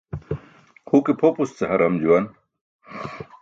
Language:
Burushaski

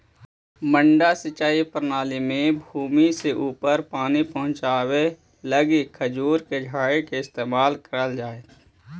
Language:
Magahi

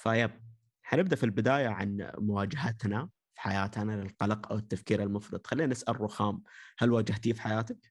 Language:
Arabic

